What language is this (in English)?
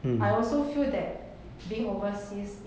English